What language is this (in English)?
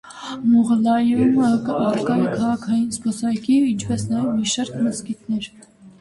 Armenian